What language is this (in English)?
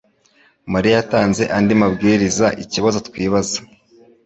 Kinyarwanda